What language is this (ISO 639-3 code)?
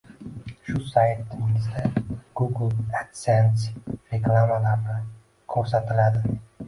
uzb